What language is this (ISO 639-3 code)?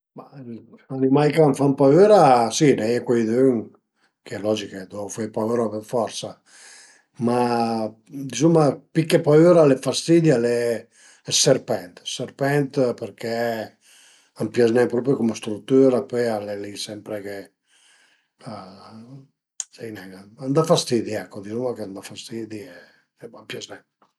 pms